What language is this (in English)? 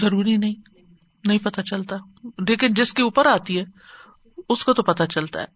Urdu